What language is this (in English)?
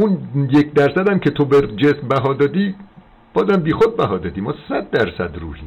Persian